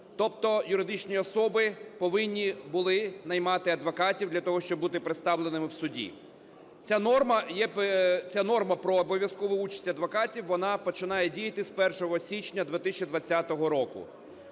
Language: Ukrainian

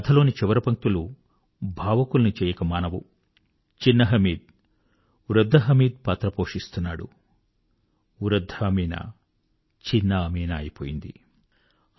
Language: Telugu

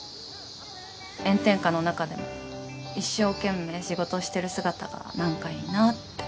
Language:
Japanese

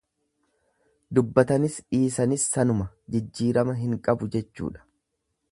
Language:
Oromo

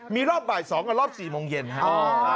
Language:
Thai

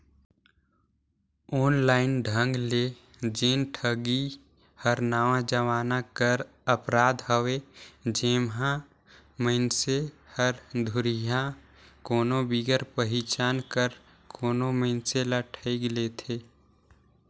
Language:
Chhattisgarhi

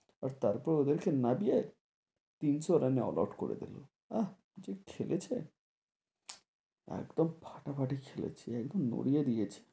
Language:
Bangla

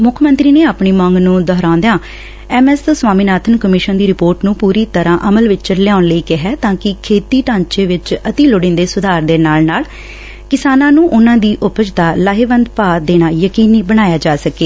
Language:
Punjabi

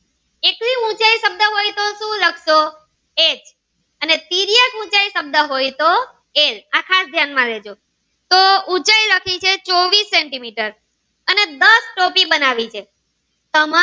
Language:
Gujarati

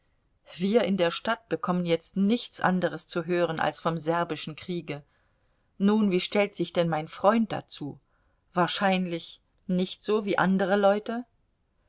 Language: German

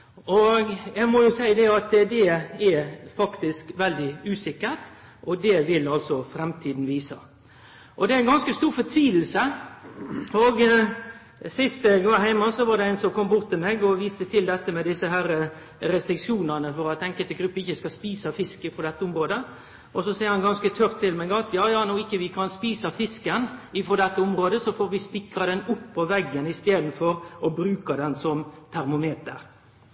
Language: Norwegian Nynorsk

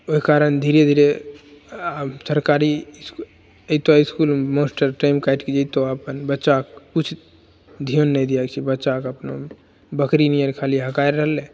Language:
Maithili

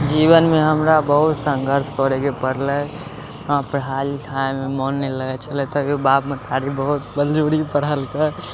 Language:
Maithili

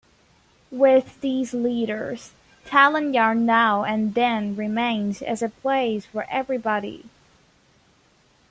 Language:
English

